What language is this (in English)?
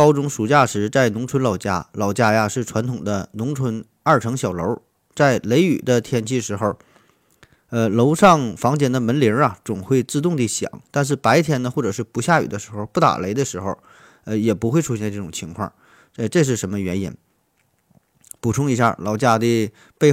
Chinese